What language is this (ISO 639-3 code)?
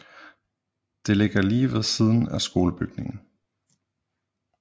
dan